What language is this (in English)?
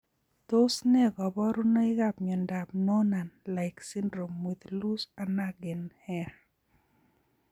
Kalenjin